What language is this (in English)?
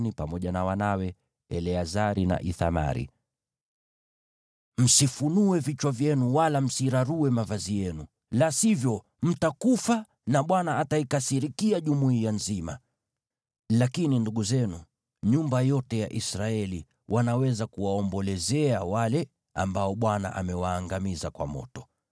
Swahili